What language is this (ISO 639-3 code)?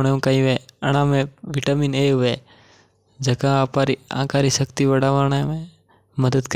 mtr